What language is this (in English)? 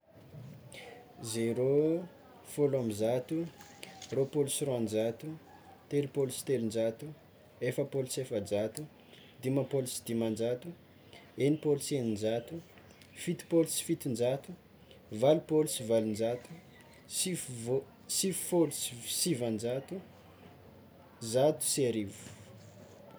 Tsimihety Malagasy